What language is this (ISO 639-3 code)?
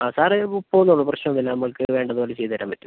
mal